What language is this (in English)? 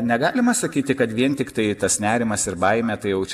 Lithuanian